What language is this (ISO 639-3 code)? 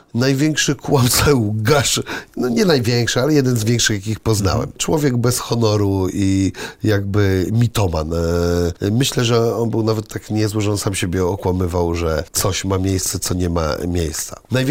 pol